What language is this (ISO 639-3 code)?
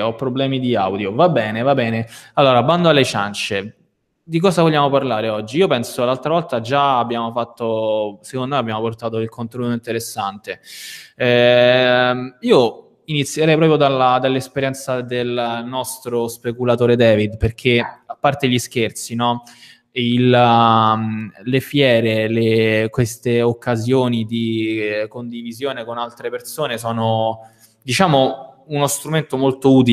ita